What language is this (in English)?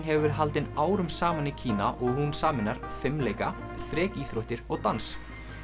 Icelandic